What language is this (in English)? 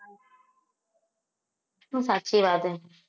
Gujarati